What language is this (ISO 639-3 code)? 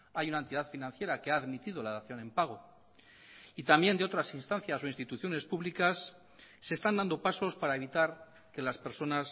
spa